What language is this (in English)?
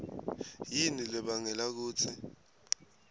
Swati